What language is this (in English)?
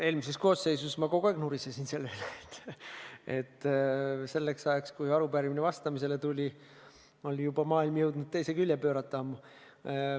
Estonian